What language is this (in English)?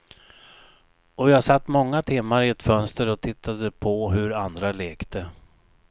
Swedish